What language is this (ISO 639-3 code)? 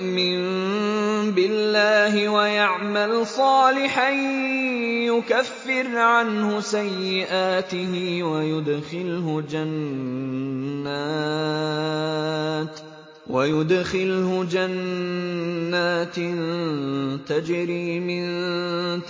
ara